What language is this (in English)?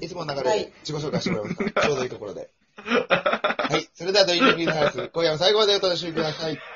Japanese